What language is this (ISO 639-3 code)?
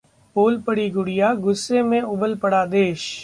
hin